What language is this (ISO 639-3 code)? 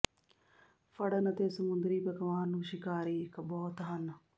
pan